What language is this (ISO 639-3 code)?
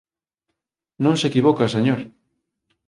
glg